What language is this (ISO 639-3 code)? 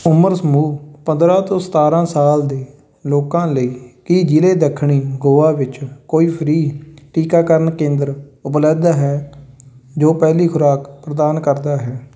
pan